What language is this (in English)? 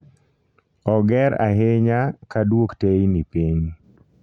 Luo (Kenya and Tanzania)